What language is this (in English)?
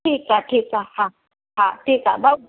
Sindhi